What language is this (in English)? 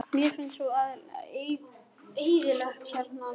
Icelandic